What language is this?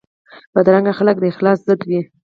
Pashto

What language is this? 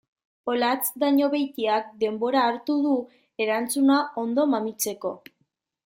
Basque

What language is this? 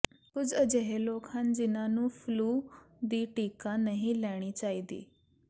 Punjabi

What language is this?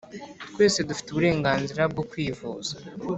Kinyarwanda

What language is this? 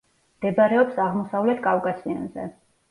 Georgian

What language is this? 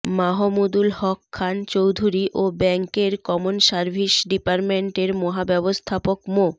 Bangla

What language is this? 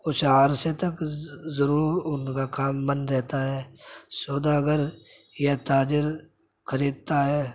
Urdu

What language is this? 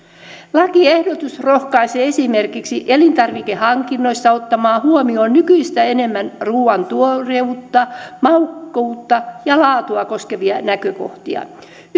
Finnish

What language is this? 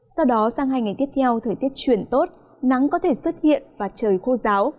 Vietnamese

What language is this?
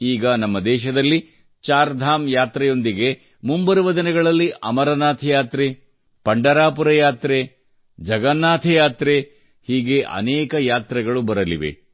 Kannada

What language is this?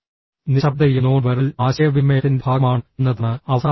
Malayalam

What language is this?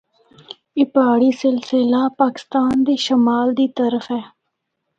Northern Hindko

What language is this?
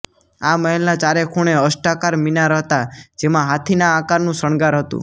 Gujarati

